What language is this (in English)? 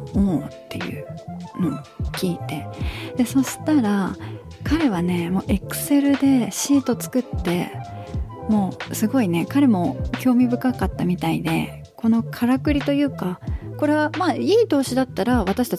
Japanese